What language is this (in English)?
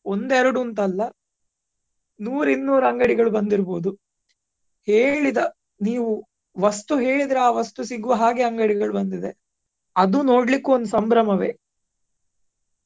Kannada